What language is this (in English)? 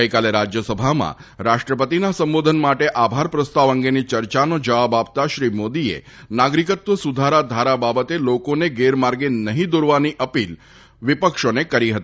Gujarati